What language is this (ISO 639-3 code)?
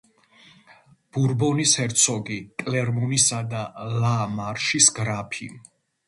kat